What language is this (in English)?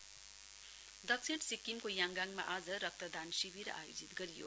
Nepali